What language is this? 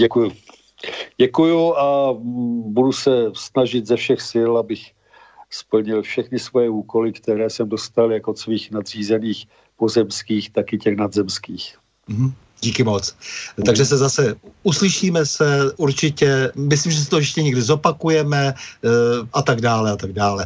Czech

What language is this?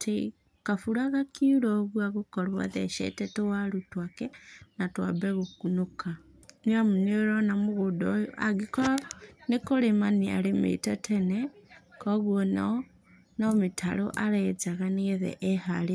Kikuyu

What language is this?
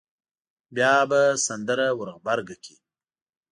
Pashto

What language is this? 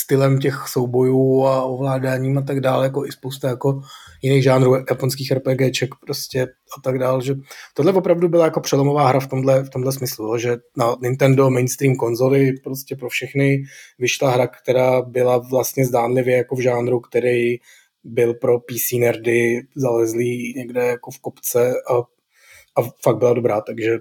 Czech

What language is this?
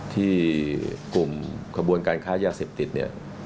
Thai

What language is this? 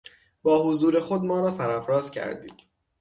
Persian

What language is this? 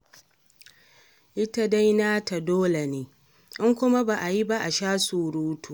Hausa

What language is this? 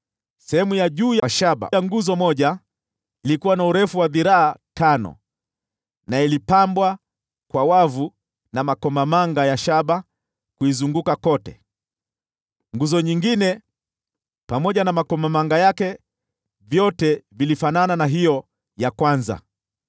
Swahili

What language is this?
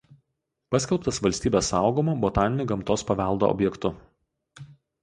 Lithuanian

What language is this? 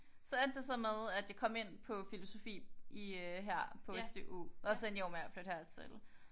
Danish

